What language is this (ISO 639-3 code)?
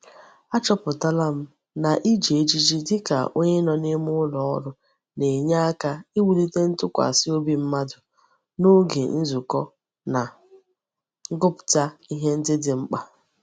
ibo